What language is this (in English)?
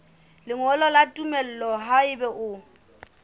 Southern Sotho